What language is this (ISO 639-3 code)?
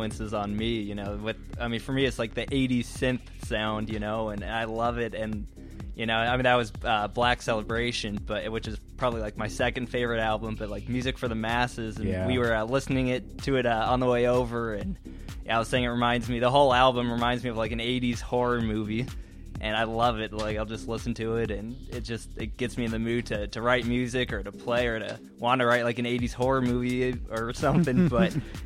eng